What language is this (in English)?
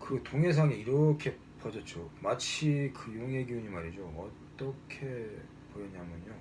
Korean